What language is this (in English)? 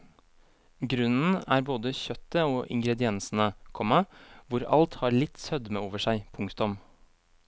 Norwegian